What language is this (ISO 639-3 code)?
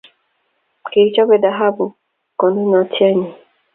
kln